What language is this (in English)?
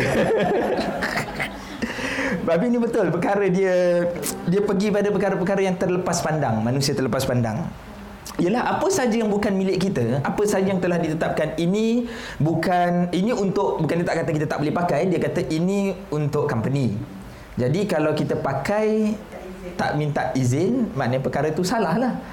Malay